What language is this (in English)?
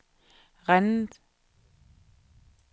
Danish